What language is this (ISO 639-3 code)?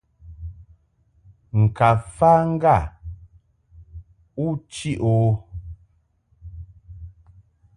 mhk